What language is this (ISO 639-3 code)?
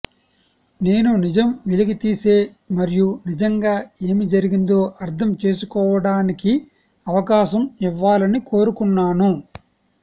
tel